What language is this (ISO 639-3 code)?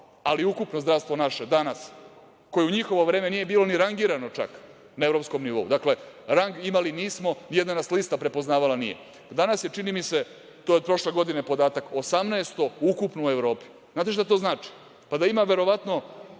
srp